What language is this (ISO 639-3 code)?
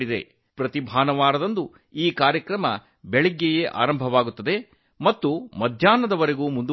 kan